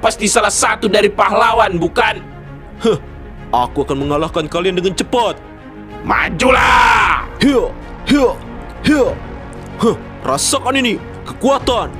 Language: Indonesian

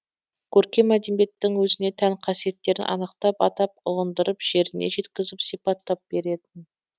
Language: Kazakh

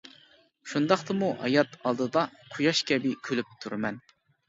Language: Uyghur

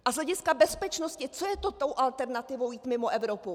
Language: Czech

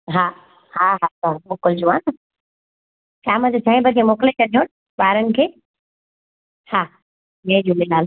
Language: Sindhi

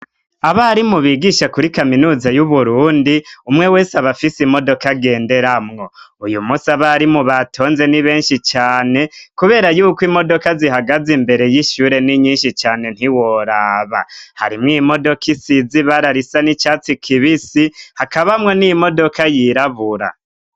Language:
Rundi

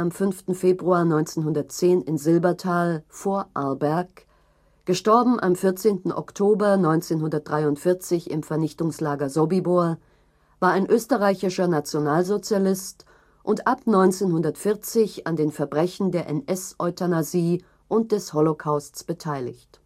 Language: German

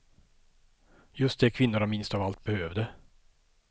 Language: Swedish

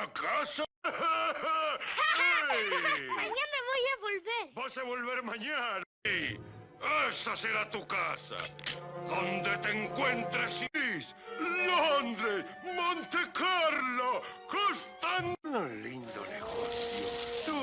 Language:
Spanish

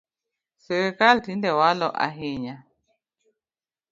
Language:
Luo (Kenya and Tanzania)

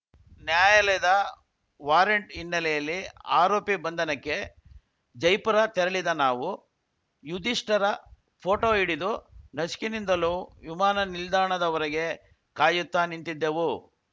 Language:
Kannada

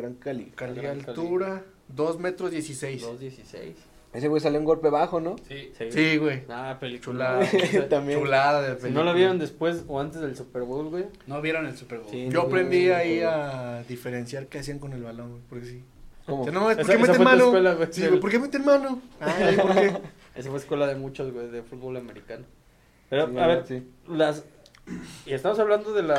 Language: Spanish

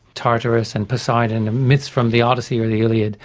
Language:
English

